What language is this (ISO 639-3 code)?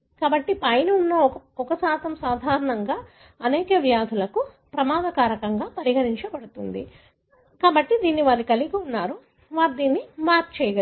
tel